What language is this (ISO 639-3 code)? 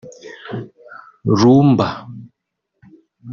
kin